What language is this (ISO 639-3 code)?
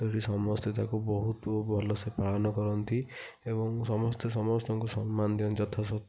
ori